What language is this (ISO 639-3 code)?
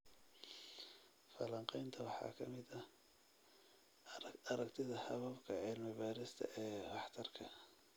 som